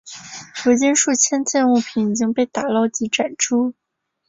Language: Chinese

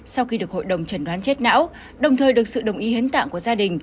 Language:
Vietnamese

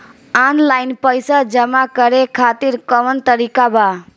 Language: Bhojpuri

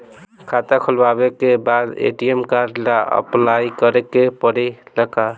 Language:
Bhojpuri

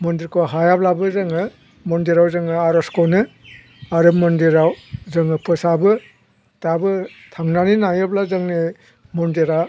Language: Bodo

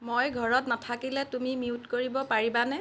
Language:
Assamese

